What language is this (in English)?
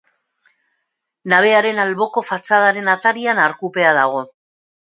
Basque